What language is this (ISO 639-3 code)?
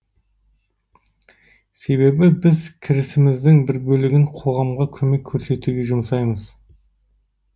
kaz